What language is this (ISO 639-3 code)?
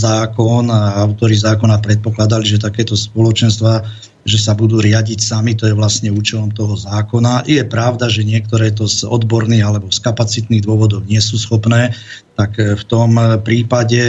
slk